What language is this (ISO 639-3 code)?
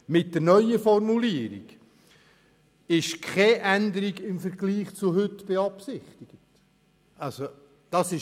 gsw